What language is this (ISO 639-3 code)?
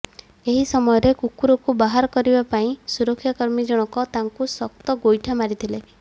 ori